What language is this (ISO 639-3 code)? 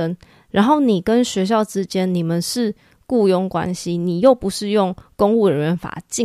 zho